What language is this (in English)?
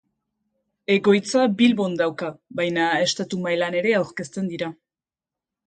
Basque